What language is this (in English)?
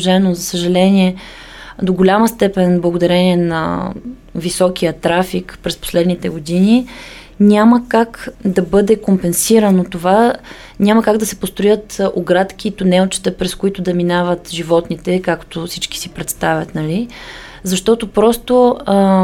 Bulgarian